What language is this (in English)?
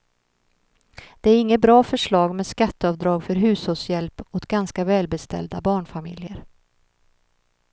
Swedish